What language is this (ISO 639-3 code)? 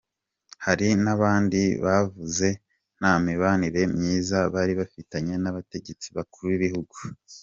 kin